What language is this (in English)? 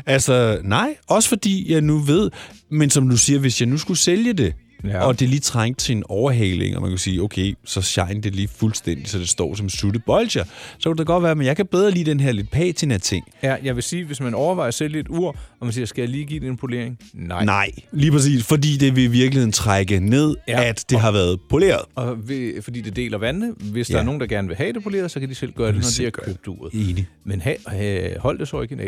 Danish